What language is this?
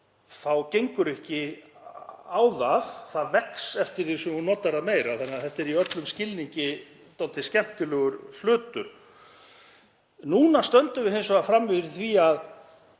Icelandic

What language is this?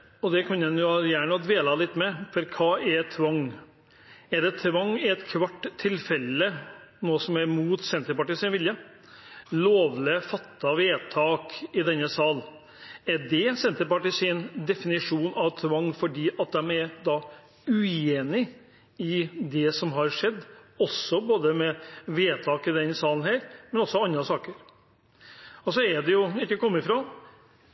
Norwegian Nynorsk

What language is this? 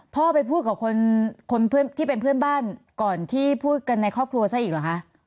Thai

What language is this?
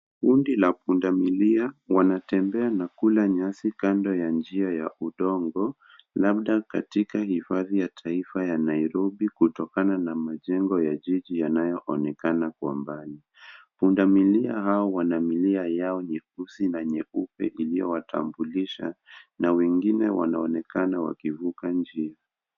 Swahili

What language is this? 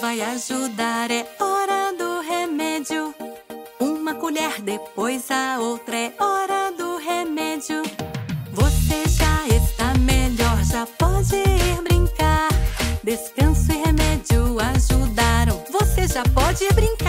Portuguese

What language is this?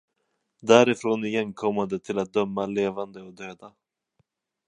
Swedish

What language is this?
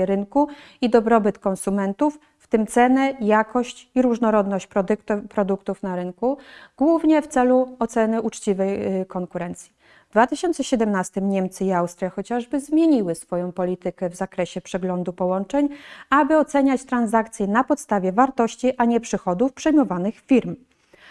Polish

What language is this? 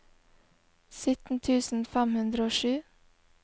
Norwegian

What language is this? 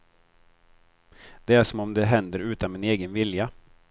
Swedish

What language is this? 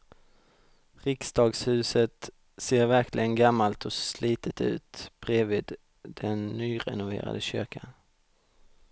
Swedish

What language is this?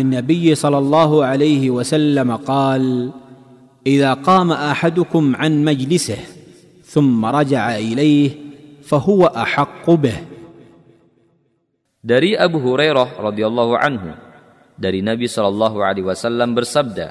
Indonesian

